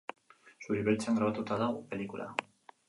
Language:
Basque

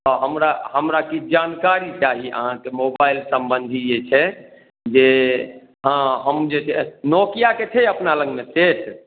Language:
Maithili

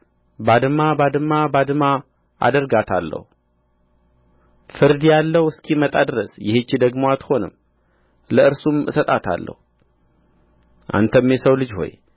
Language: Amharic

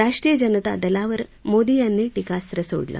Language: Marathi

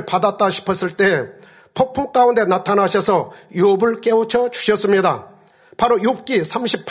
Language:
Korean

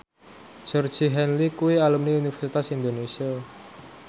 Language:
Javanese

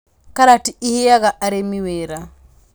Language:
Kikuyu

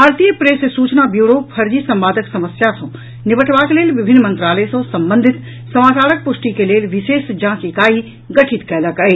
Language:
Maithili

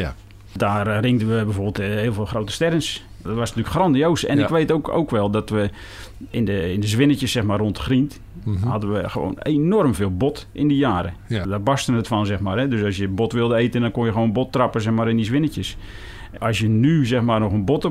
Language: Dutch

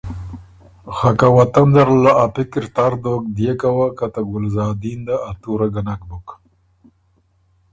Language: Ormuri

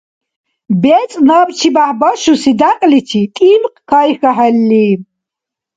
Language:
Dargwa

